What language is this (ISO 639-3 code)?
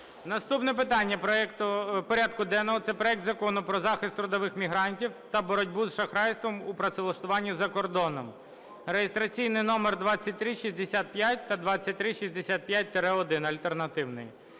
ukr